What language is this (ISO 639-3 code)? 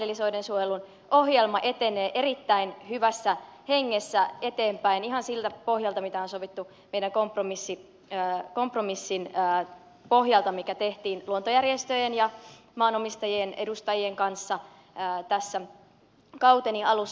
fin